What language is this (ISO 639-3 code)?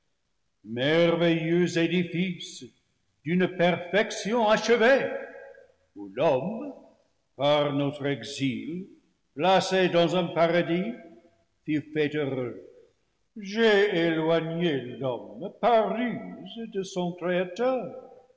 fra